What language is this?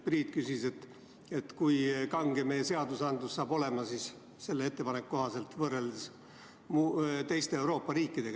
Estonian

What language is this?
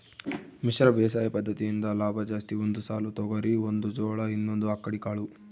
Kannada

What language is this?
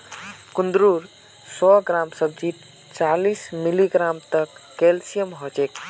Magahi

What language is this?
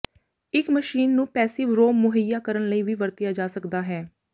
Punjabi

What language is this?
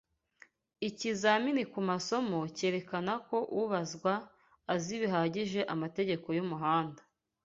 Kinyarwanda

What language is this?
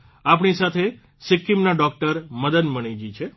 Gujarati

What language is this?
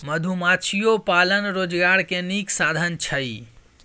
Maithili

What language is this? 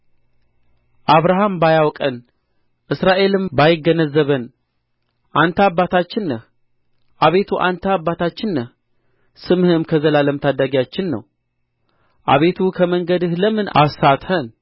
Amharic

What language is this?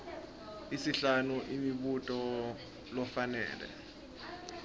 Swati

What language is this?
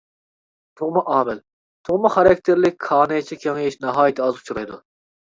Uyghur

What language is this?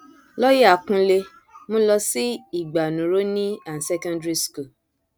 Yoruba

